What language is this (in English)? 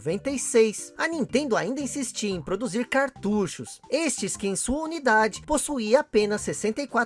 Portuguese